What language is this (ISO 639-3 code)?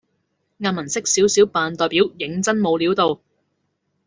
yue